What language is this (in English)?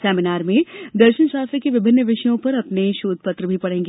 Hindi